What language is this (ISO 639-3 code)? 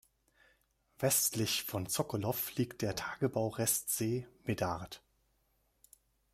deu